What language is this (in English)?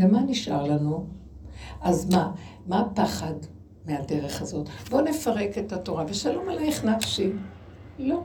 Hebrew